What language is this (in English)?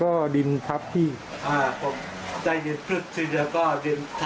Thai